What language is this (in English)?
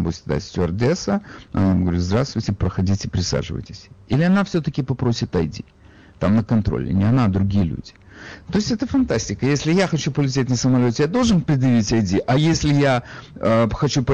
Russian